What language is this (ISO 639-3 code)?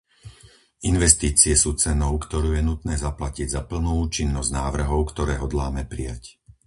slk